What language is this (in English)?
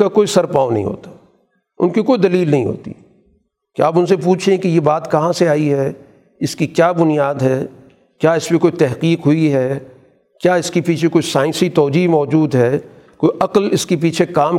Urdu